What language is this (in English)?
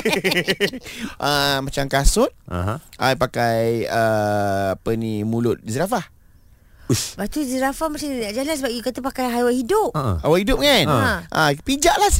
Malay